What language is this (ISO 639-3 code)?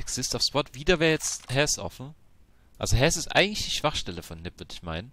deu